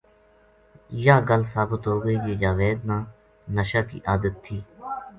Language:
Gujari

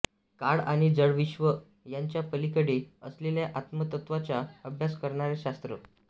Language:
Marathi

